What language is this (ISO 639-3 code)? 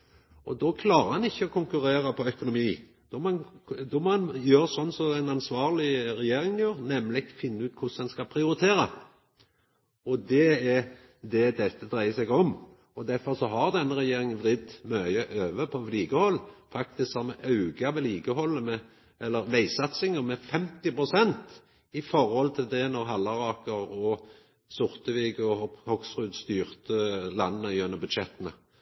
nno